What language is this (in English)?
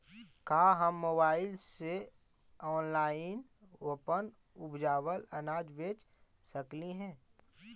Magahi